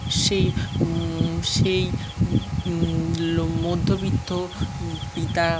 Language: Bangla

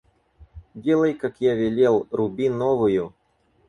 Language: Russian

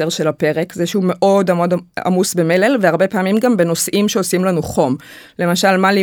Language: Hebrew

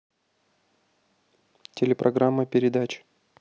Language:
Russian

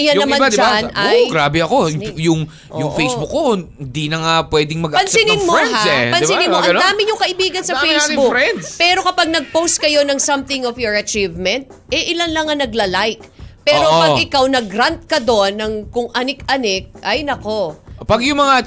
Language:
Filipino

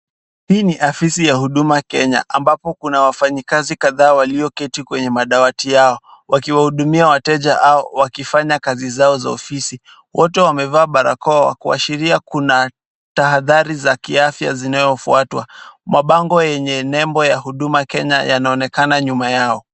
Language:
Swahili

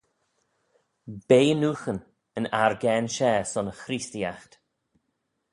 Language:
Manx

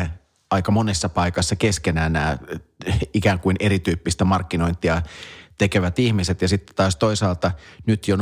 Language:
Finnish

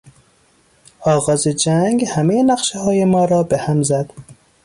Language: Persian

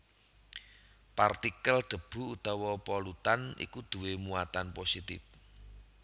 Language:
Javanese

